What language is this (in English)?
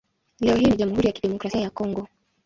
Swahili